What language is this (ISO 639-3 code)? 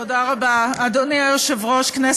heb